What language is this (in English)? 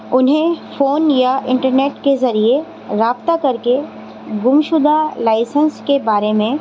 Urdu